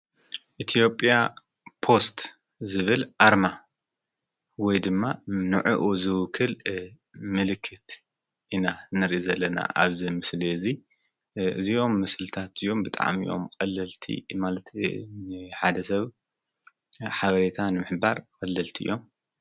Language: Tigrinya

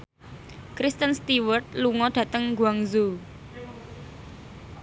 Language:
Javanese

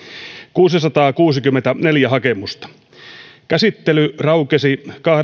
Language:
Finnish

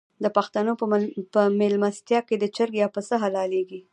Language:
Pashto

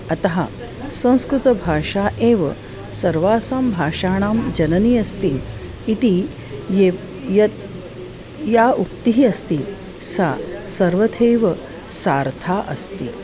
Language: Sanskrit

